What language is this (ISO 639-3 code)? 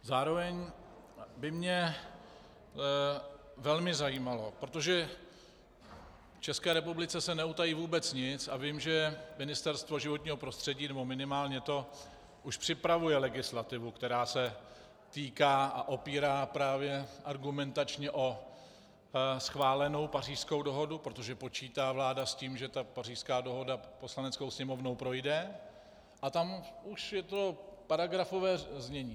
ces